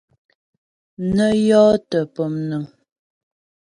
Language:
Ghomala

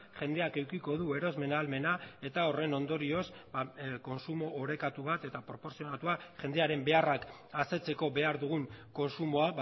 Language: Basque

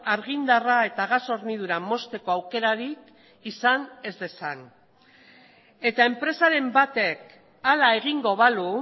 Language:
Basque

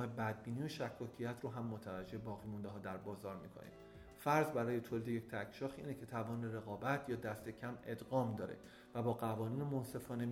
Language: Persian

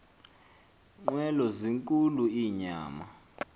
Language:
Xhosa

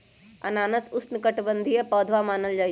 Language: Magahi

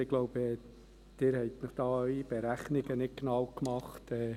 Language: Swiss German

